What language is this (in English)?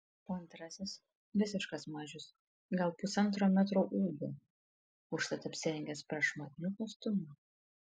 Lithuanian